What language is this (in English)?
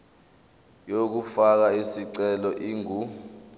Zulu